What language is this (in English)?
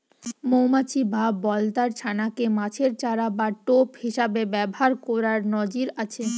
Bangla